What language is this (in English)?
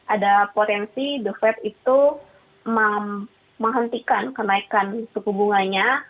Indonesian